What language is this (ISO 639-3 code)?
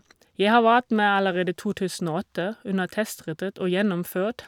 nor